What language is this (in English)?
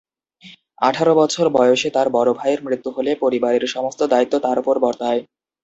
Bangla